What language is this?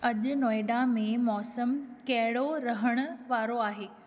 Sindhi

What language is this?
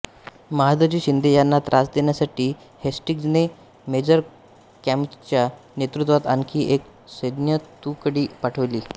Marathi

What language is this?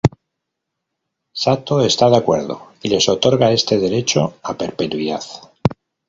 Spanish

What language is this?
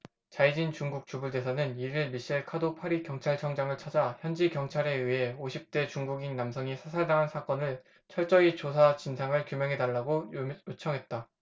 Korean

